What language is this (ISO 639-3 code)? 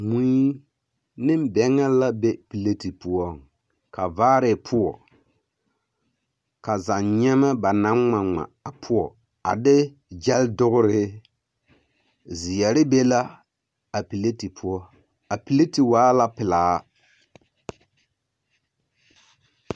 dga